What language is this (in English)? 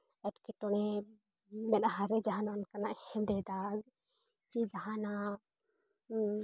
Santali